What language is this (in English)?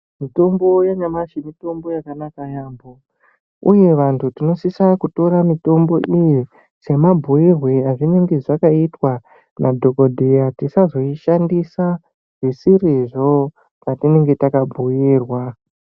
Ndau